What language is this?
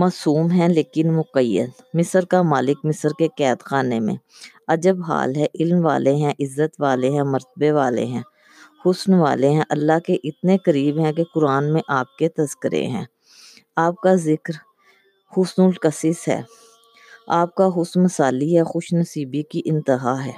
Urdu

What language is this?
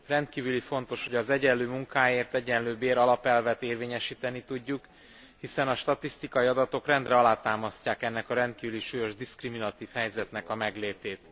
Hungarian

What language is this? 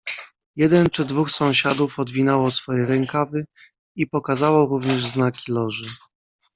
Polish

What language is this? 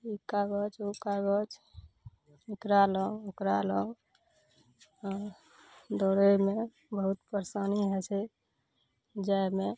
Maithili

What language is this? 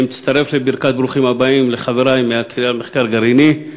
Hebrew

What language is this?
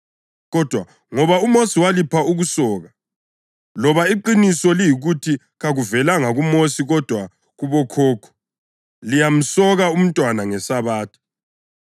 North Ndebele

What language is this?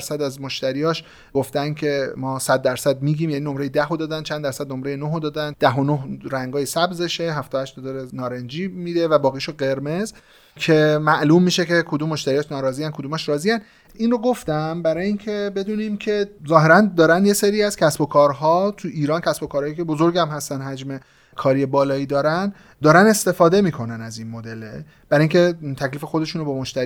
Persian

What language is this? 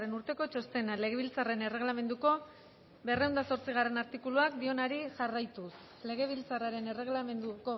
Basque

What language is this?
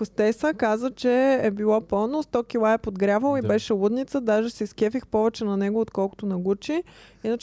Bulgarian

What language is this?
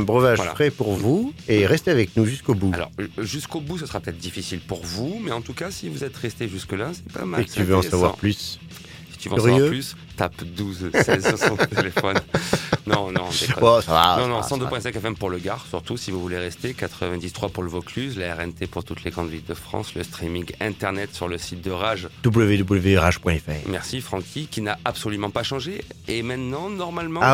French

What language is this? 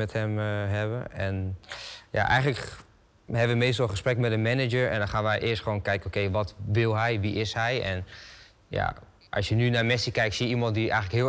Dutch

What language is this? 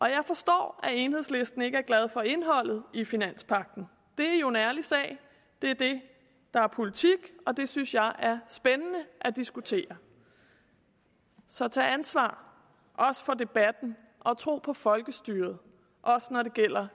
Danish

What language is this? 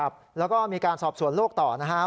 Thai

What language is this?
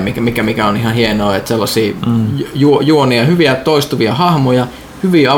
Finnish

